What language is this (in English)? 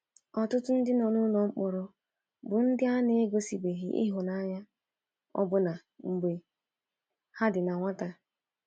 Igbo